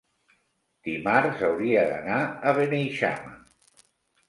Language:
Catalan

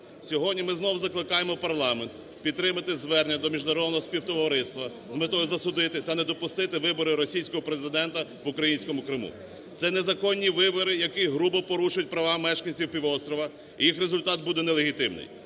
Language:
Ukrainian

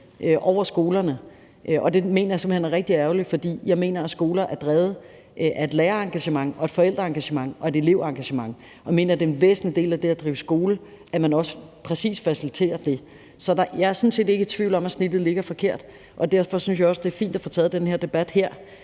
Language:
Danish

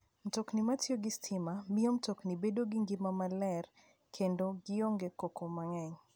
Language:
Luo (Kenya and Tanzania)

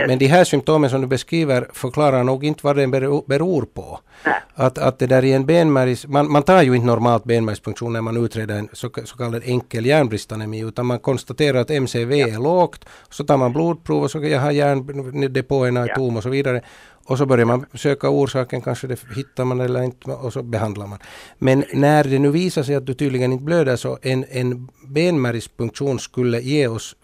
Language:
Swedish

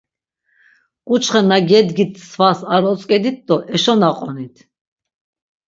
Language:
Laz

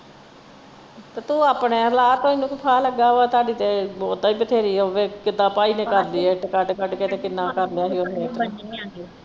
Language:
Punjabi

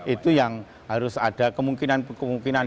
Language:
Indonesian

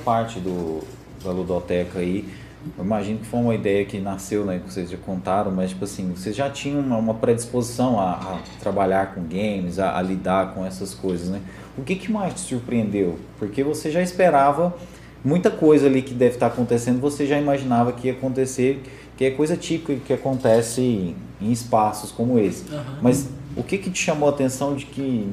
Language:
Portuguese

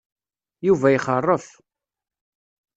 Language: Kabyle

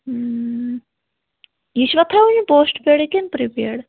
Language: Kashmiri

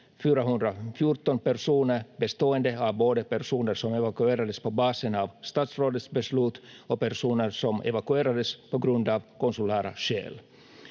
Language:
Finnish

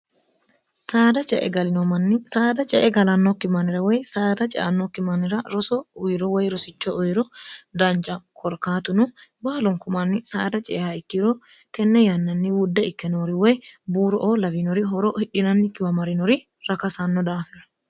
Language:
Sidamo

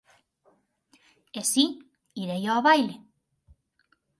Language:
Galician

